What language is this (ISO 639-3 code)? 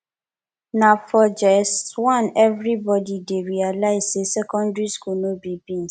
pcm